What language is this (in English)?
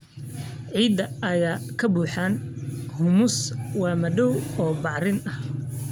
Somali